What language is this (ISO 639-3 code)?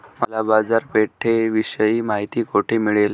mar